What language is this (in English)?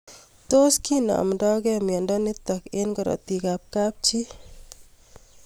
Kalenjin